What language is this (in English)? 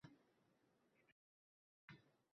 Uzbek